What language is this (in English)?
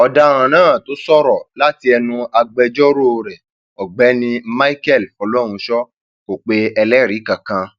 Yoruba